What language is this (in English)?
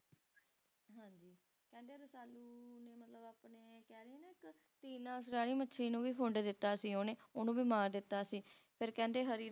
Punjabi